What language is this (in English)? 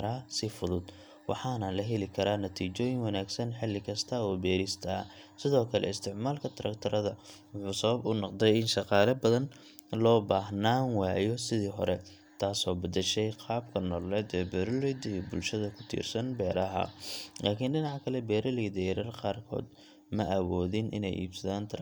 Somali